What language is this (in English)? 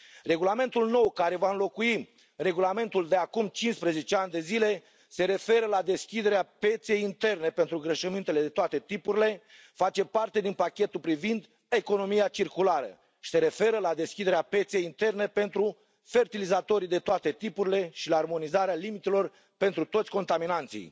Romanian